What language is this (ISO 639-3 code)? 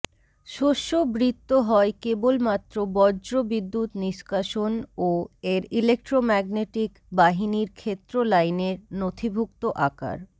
ben